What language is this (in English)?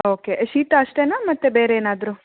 Kannada